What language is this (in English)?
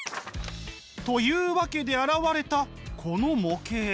Japanese